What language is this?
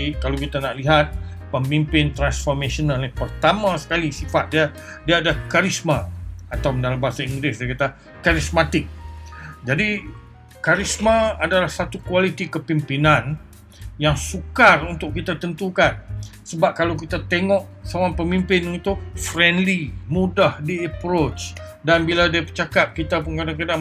Malay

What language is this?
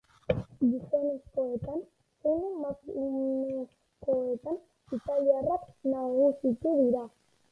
Basque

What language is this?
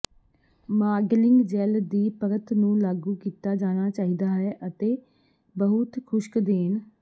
Punjabi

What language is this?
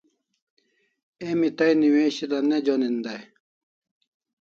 Kalasha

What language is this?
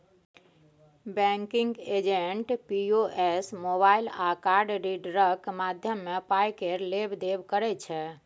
Maithili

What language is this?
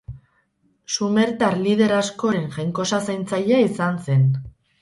Basque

